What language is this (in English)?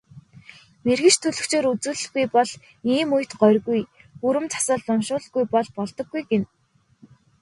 Mongolian